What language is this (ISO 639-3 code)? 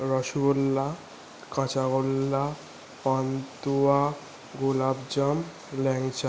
ben